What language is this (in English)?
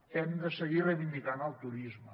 Catalan